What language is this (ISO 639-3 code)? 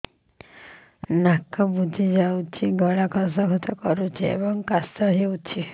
ori